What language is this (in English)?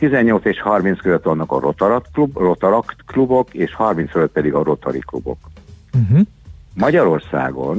Hungarian